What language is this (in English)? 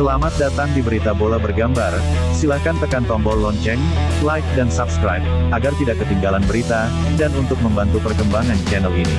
Indonesian